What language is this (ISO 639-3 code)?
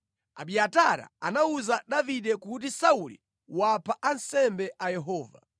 nya